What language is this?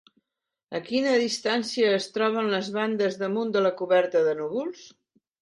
Catalan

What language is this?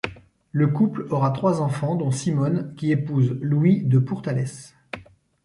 French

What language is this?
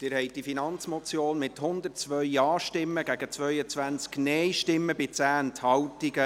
Swiss German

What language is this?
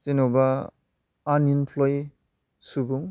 Bodo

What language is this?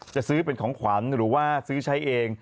Thai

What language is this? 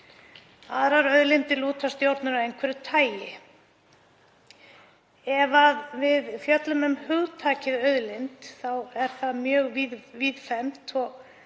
Icelandic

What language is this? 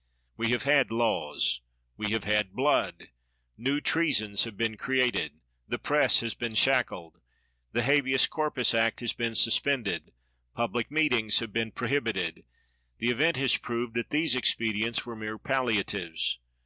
English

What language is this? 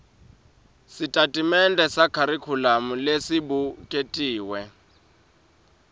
Swati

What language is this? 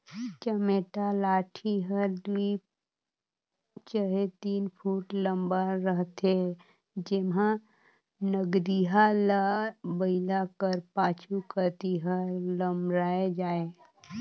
Chhattisgarhi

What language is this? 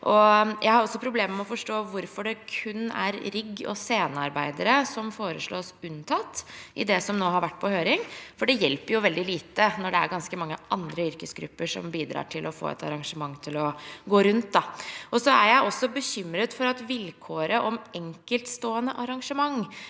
Norwegian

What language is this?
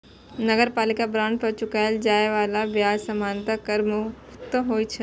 Maithili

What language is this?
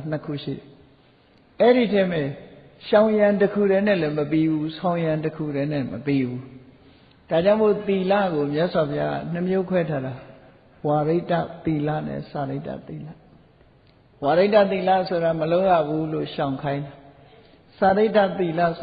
Vietnamese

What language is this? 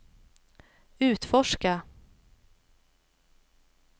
Swedish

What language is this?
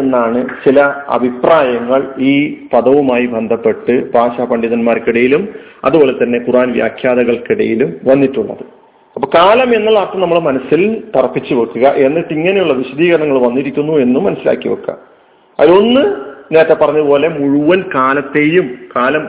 Malayalam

